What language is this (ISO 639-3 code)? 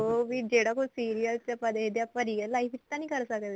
pan